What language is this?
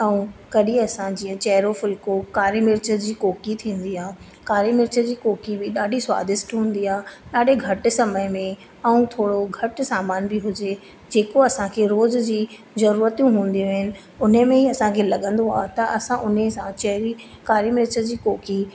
Sindhi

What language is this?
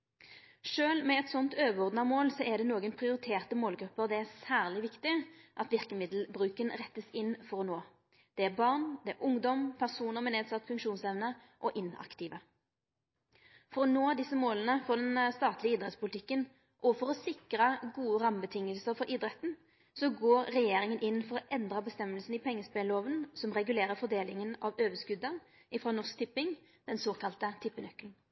Norwegian Nynorsk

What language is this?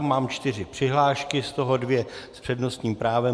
Czech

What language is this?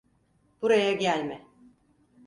Turkish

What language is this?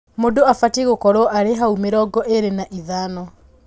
Kikuyu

